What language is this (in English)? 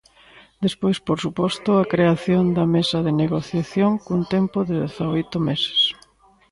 Galician